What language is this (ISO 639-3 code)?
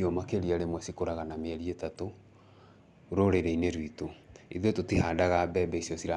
kik